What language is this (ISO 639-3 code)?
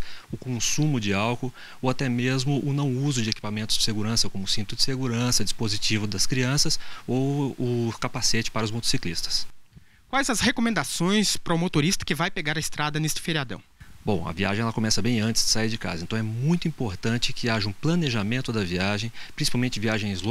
por